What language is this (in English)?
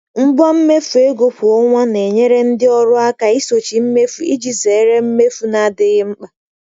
Igbo